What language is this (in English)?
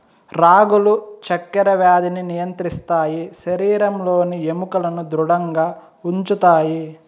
Telugu